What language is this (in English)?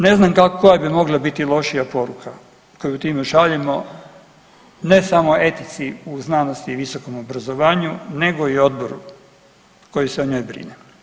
Croatian